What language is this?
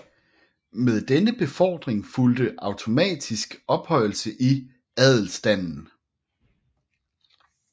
Danish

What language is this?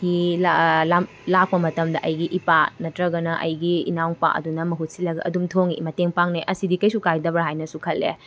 Manipuri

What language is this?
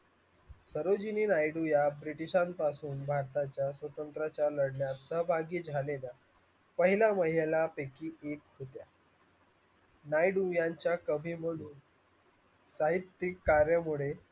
Marathi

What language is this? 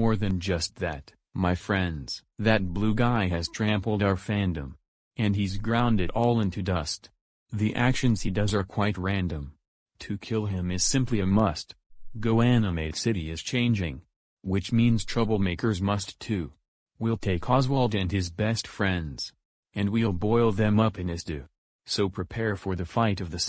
English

